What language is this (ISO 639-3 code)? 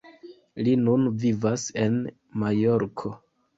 epo